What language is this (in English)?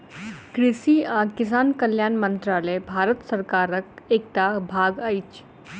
Maithili